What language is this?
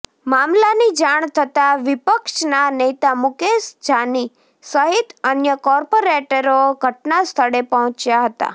Gujarati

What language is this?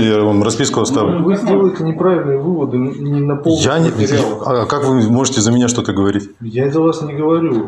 Russian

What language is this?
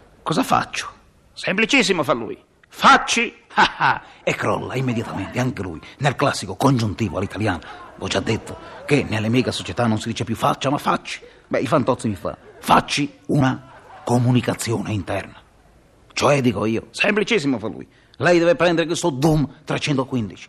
Italian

